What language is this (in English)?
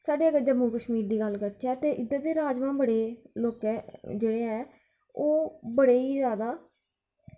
Dogri